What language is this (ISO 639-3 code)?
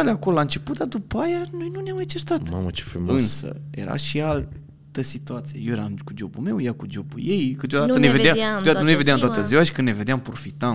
ron